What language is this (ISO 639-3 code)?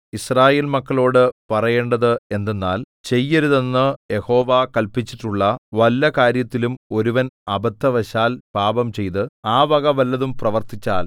mal